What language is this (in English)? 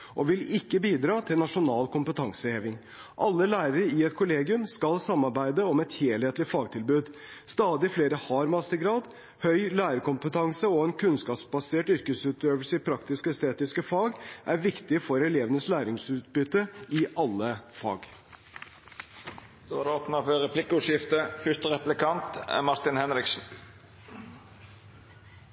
Norwegian